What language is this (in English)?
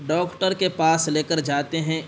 Urdu